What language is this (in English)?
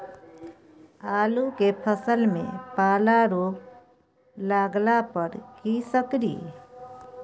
Maithili